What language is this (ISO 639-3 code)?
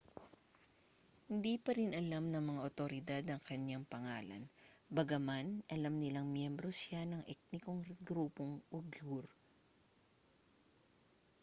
fil